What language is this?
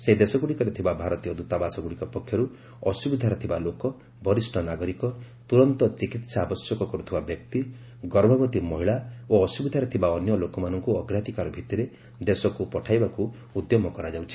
Odia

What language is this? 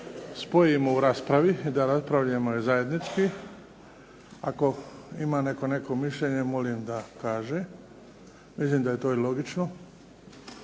Croatian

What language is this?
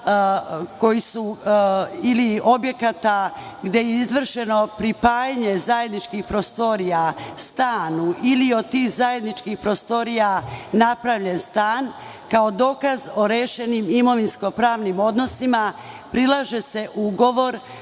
Serbian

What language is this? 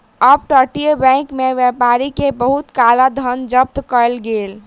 Maithili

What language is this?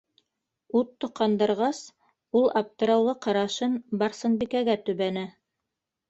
Bashkir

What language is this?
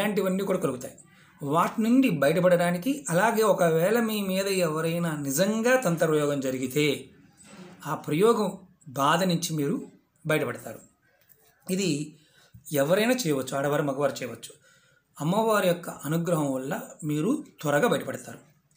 Telugu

